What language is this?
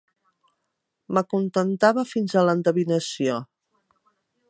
Catalan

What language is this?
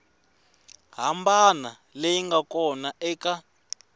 Tsonga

